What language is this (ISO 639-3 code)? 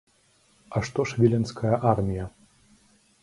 bel